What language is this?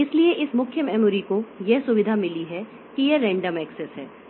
Hindi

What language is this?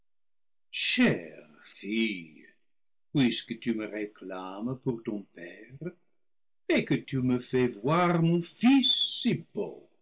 French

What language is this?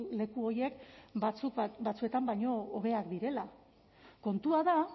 Basque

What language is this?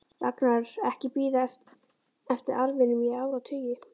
Icelandic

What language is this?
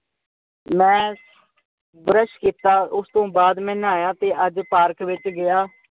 Punjabi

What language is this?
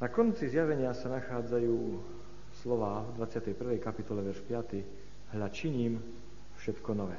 Slovak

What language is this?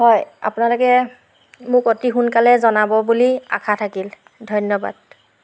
Assamese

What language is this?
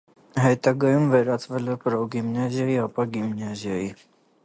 Armenian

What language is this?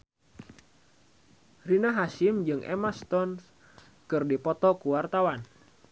Sundanese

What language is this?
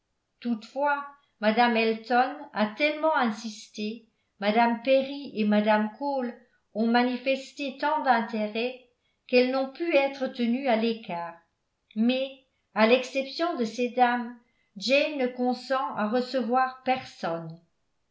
French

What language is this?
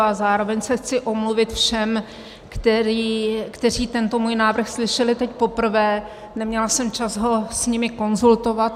Czech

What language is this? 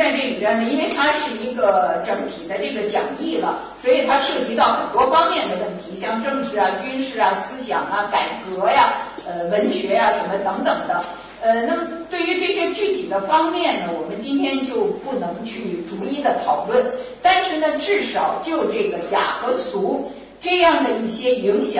Chinese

